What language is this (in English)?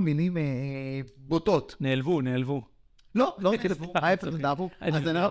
Hebrew